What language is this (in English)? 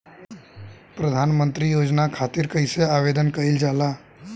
Bhojpuri